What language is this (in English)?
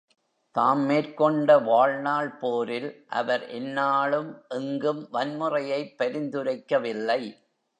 Tamil